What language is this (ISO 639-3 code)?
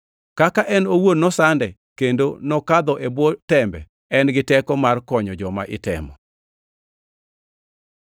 luo